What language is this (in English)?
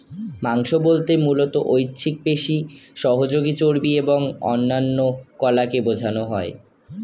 Bangla